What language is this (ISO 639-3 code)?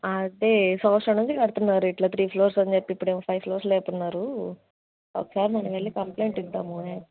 tel